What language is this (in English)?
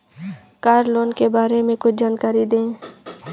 Hindi